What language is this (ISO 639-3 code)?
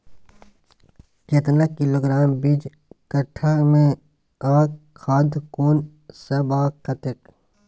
mai